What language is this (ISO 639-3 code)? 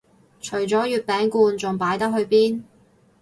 yue